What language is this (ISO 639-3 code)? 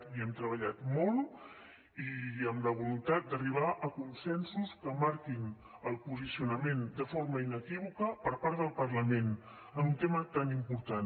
cat